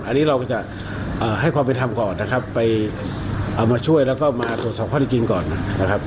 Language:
Thai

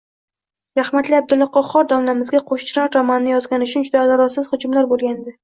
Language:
Uzbek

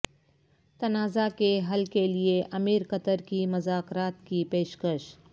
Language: Urdu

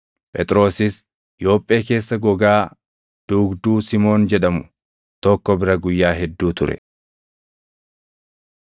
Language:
Oromo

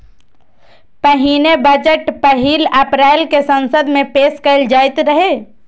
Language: Maithili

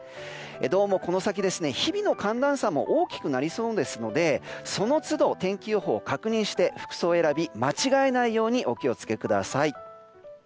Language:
Japanese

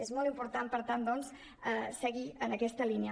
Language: Catalan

